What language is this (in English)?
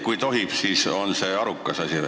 Estonian